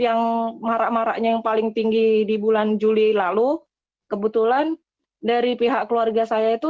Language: Indonesian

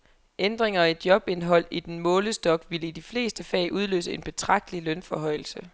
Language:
Danish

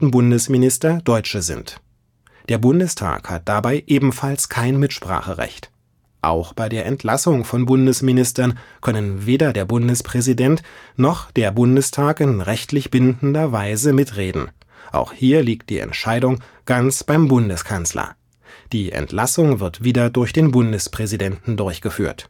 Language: German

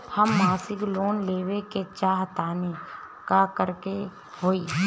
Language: Bhojpuri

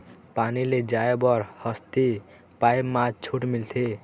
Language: Chhattisgarhi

